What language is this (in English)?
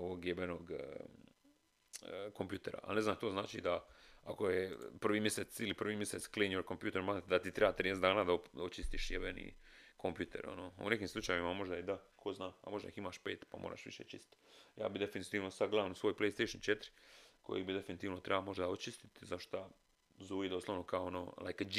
Croatian